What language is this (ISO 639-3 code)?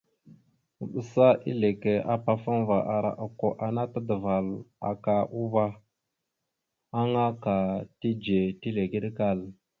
mxu